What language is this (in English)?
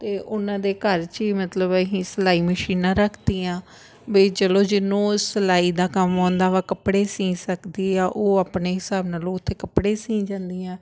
Punjabi